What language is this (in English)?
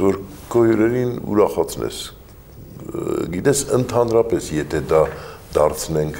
Romanian